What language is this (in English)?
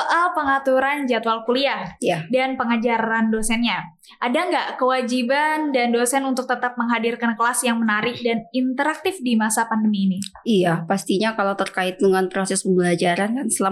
Indonesian